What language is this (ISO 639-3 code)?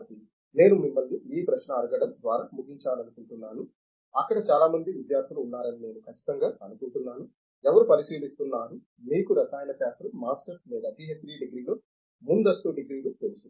tel